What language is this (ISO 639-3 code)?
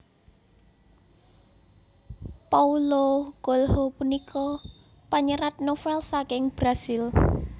jav